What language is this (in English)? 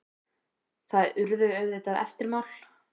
Icelandic